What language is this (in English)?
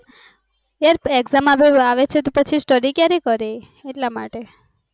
Gujarati